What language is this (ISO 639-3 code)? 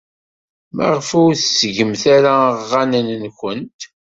kab